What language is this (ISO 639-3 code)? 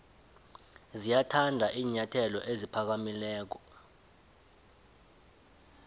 nbl